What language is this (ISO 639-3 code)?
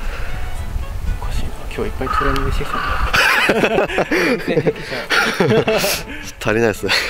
jpn